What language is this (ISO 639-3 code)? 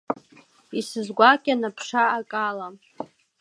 abk